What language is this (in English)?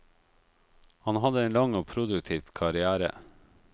Norwegian